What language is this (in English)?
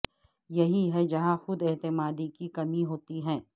Urdu